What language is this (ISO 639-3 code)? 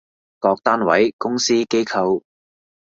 yue